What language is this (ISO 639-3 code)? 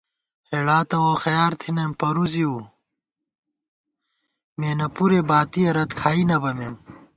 gwt